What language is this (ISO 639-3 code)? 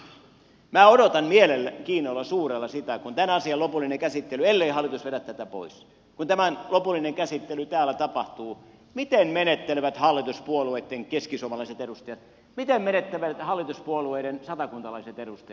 fin